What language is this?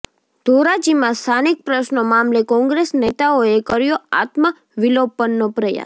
Gujarati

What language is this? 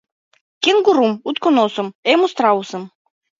Mari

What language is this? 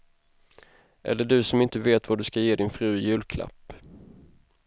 Swedish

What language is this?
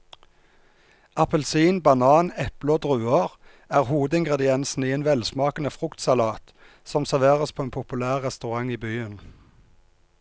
Norwegian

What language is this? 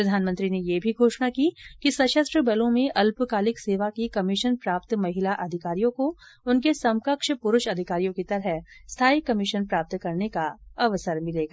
Hindi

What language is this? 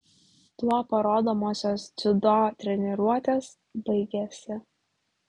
Lithuanian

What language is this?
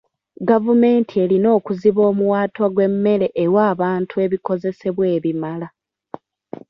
Ganda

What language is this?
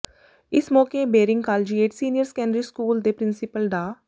Punjabi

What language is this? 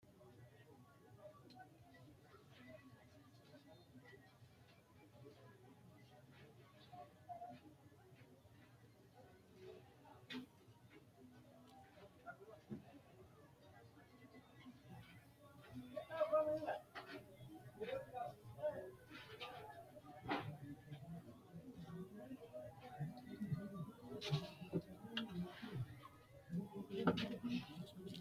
Sidamo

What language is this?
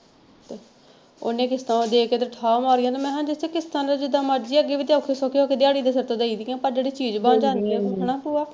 Punjabi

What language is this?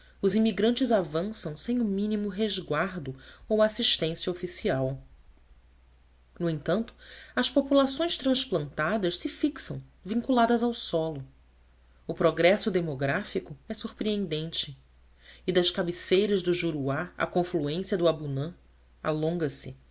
Portuguese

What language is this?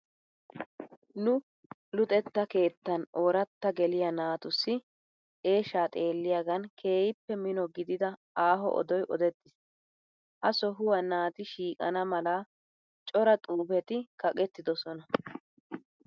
Wolaytta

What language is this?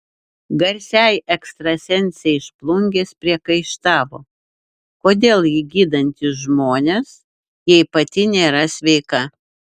Lithuanian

